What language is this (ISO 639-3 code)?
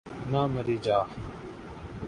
urd